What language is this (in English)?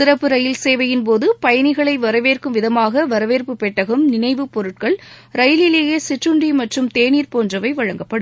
Tamil